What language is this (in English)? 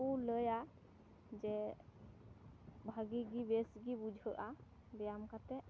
Santali